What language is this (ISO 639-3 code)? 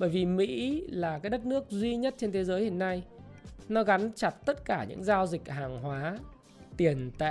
vie